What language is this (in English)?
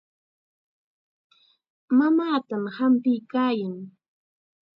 Chiquián Ancash Quechua